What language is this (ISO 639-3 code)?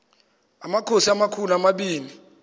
xho